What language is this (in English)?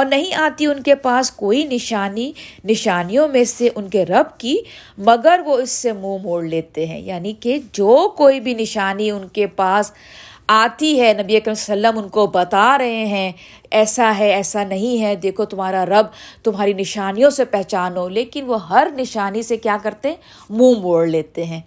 Urdu